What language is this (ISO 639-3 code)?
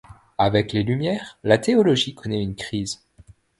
fra